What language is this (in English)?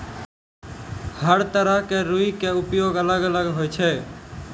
Maithili